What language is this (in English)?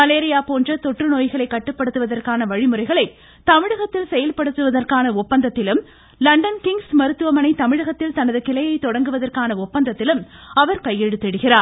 Tamil